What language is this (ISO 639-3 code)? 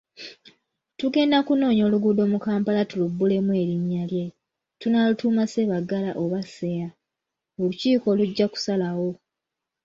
lug